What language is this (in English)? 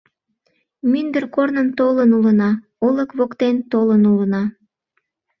Mari